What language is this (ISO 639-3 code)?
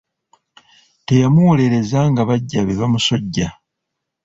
lug